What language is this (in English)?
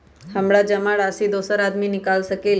Magahi